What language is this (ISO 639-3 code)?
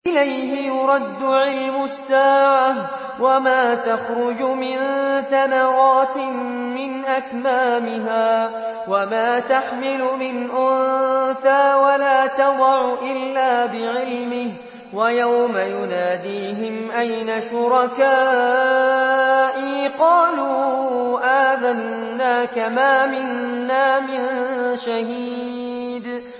ara